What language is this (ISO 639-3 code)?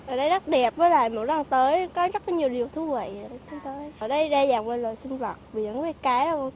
vie